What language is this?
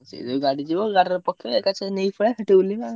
Odia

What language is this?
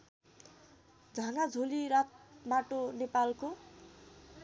Nepali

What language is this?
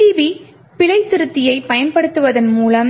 Tamil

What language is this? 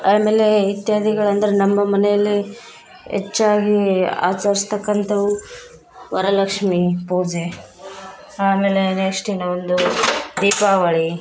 Kannada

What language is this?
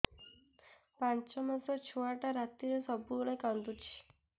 Odia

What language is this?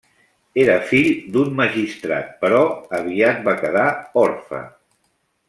Catalan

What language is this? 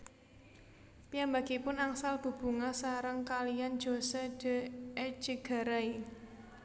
Javanese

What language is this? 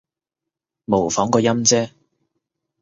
Cantonese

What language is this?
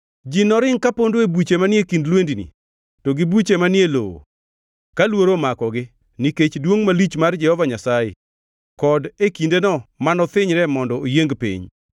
Luo (Kenya and Tanzania)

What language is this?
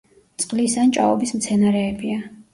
Georgian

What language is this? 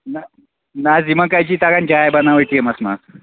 Kashmiri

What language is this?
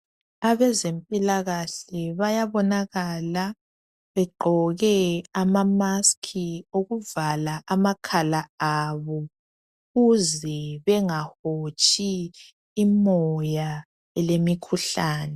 North Ndebele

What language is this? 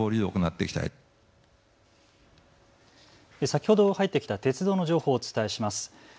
Japanese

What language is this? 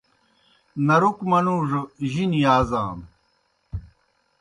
Kohistani Shina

